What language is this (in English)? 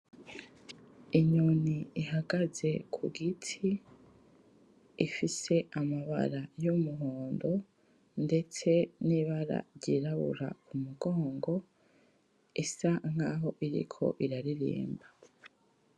Rundi